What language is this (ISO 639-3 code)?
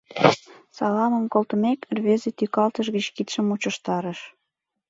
chm